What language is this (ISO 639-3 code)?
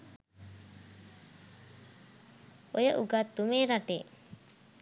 sin